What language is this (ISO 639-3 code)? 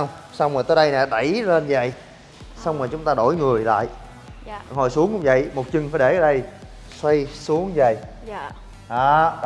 vie